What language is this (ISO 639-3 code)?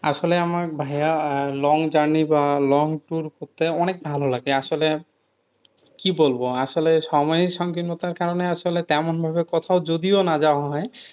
ben